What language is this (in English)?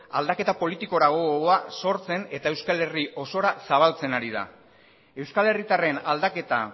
Basque